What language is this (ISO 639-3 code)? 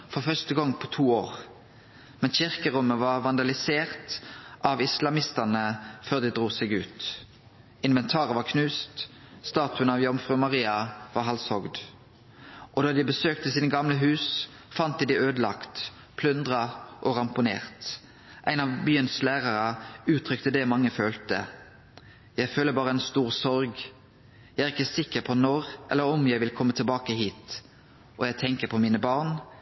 nno